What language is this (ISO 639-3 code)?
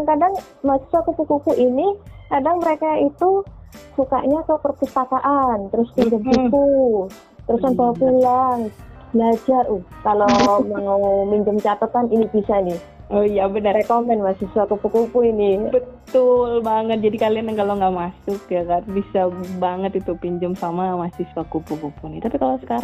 ind